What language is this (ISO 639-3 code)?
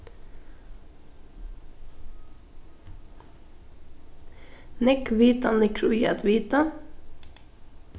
fao